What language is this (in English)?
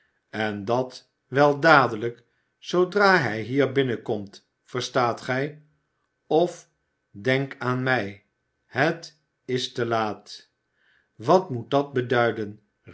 Dutch